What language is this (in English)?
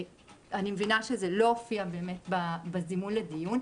Hebrew